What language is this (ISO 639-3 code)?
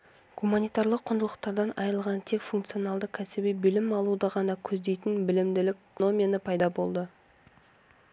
kaz